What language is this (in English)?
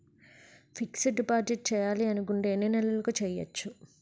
Telugu